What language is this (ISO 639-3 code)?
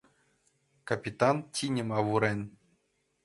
chm